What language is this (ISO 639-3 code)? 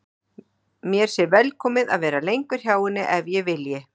isl